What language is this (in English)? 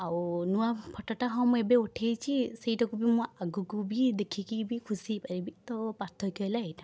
Odia